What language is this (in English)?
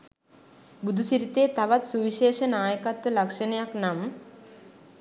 Sinhala